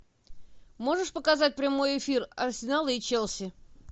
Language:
Russian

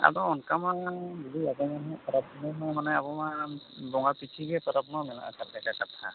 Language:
Santali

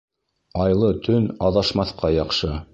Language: Bashkir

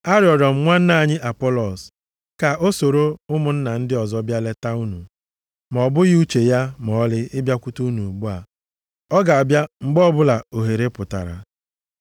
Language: Igbo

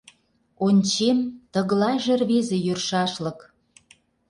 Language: Mari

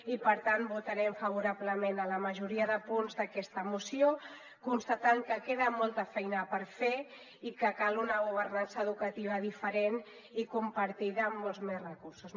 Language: Catalan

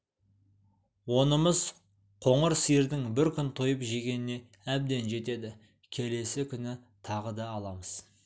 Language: Kazakh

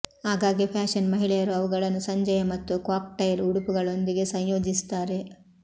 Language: Kannada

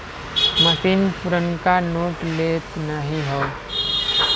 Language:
Bhojpuri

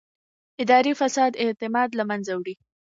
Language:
Pashto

